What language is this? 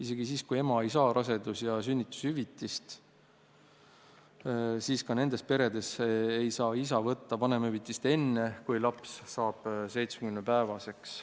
Estonian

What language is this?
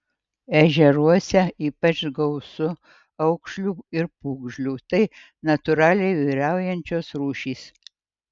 Lithuanian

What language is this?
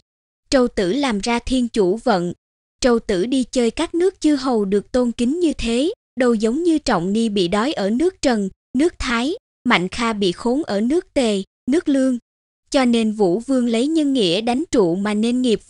Vietnamese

